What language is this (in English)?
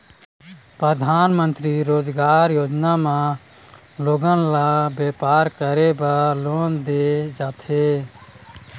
Chhattisgarhi